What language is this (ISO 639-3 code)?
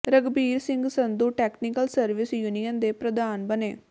pan